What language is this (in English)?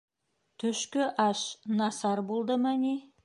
Bashkir